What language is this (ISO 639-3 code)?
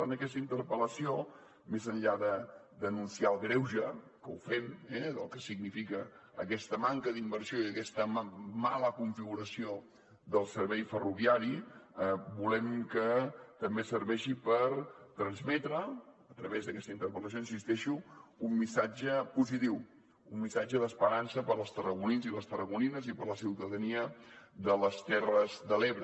cat